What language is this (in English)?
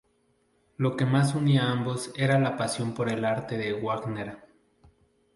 Spanish